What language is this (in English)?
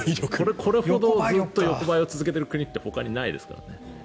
Japanese